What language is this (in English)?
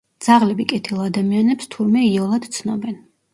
Georgian